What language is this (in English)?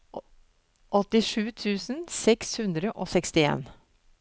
Norwegian